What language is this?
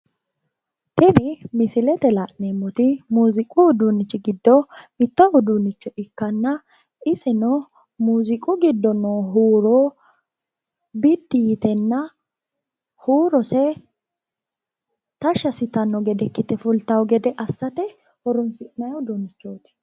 Sidamo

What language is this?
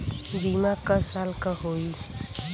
Bhojpuri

